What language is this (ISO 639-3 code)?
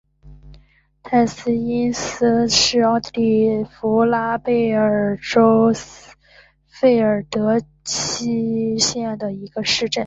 zho